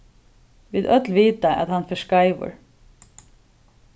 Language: Faroese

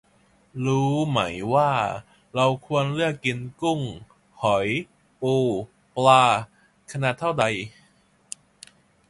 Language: Thai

